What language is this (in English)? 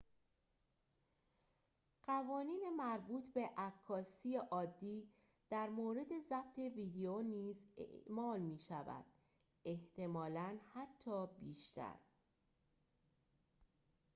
Persian